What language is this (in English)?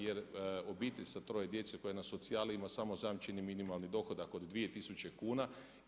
Croatian